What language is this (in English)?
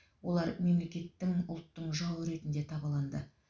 Kazakh